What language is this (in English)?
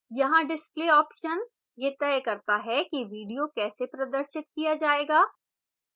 Hindi